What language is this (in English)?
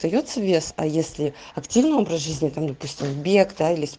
Russian